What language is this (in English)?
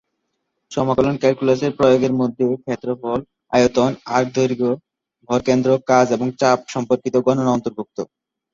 Bangla